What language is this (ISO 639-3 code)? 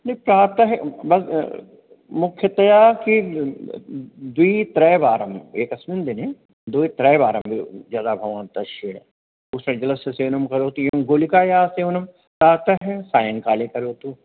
san